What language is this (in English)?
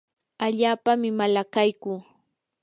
Yanahuanca Pasco Quechua